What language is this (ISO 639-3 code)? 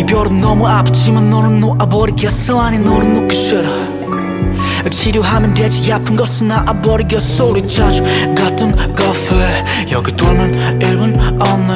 kor